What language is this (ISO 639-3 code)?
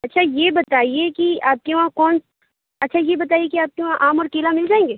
urd